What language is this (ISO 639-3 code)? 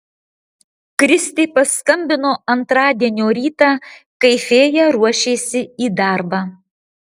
lit